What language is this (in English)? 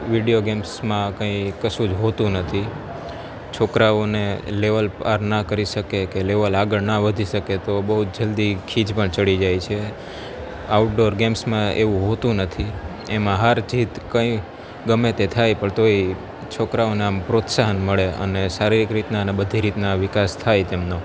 Gujarati